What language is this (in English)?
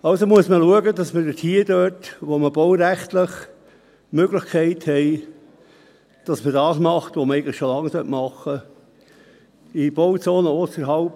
Swiss German